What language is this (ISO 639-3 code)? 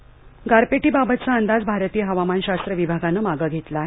mar